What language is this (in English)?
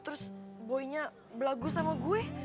Indonesian